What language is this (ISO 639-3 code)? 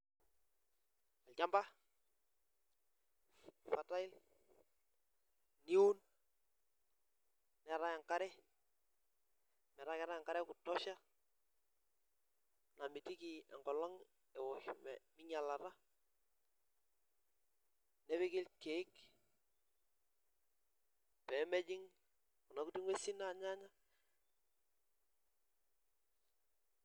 mas